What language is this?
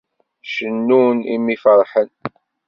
Kabyle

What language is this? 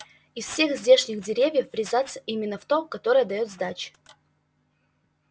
Russian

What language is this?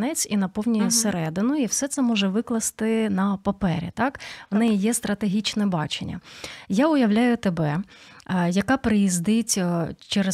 Ukrainian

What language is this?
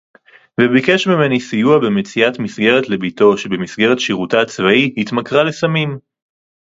Hebrew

